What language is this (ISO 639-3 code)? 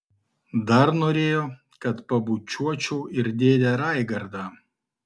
lit